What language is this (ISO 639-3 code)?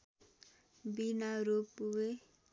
nep